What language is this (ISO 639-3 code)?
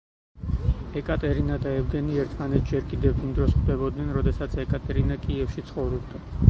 kat